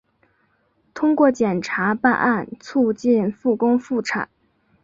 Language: Chinese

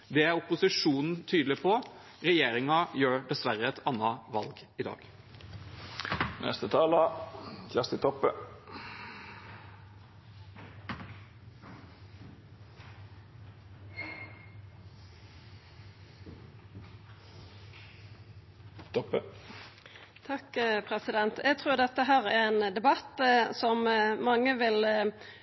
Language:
Norwegian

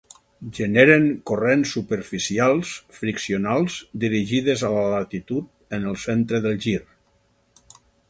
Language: Catalan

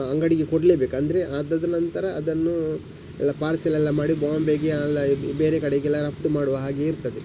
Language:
Kannada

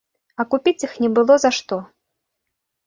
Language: Belarusian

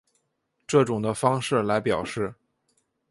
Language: Chinese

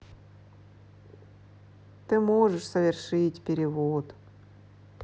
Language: Russian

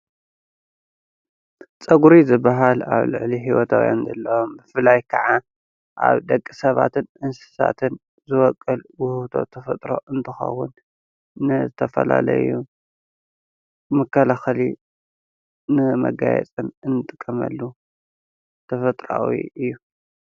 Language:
Tigrinya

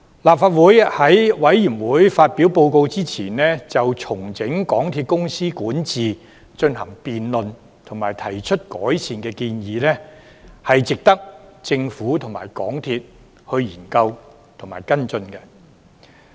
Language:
Cantonese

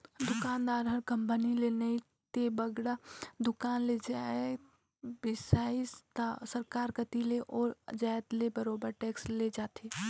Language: Chhattisgarhi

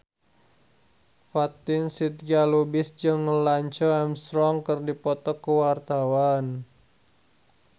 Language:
Sundanese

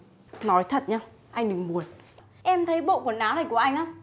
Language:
Vietnamese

